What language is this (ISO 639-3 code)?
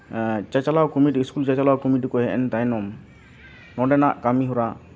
sat